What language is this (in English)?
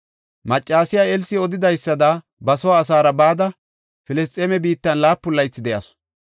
Gofa